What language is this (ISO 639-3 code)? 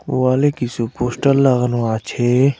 ben